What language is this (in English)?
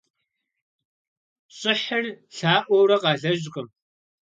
Kabardian